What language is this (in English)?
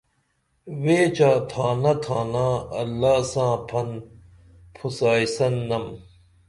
Dameli